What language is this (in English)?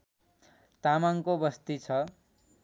Nepali